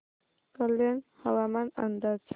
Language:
Marathi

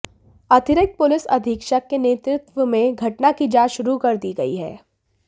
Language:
Hindi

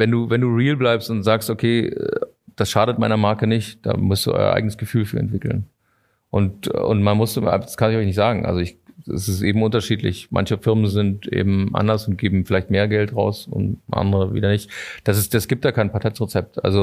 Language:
German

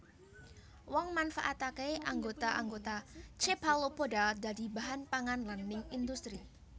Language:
Javanese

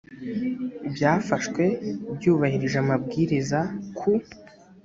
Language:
Kinyarwanda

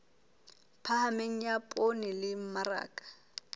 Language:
Southern Sotho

